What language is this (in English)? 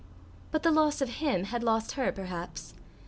English